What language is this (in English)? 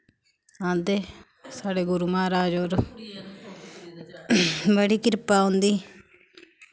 Dogri